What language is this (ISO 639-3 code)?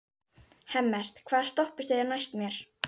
isl